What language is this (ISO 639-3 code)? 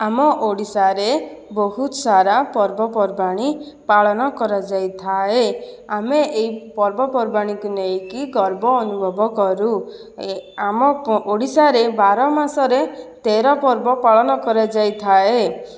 ori